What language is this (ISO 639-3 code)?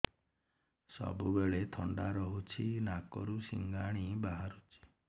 ori